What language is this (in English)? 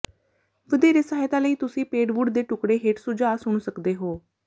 Punjabi